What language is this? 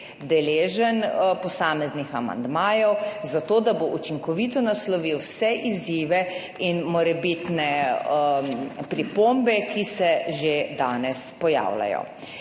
Slovenian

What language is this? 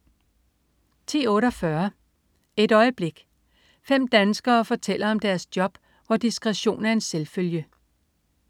Danish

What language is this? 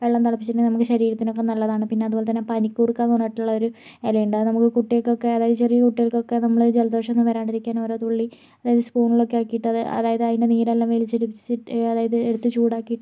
Malayalam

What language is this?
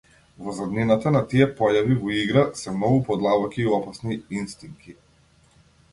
Macedonian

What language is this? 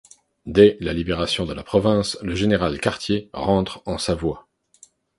French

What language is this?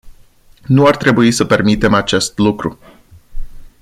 Romanian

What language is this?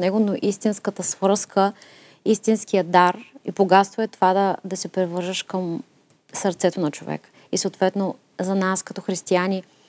Bulgarian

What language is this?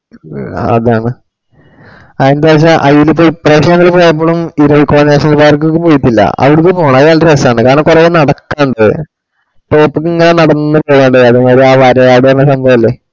Malayalam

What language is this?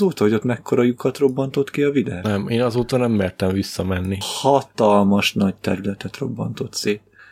Hungarian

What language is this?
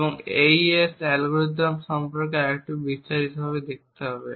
Bangla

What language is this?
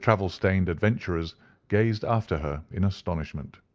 English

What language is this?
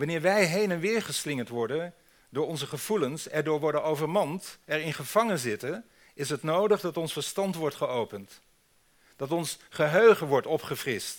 Dutch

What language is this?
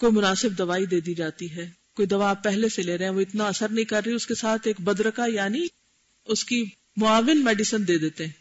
Urdu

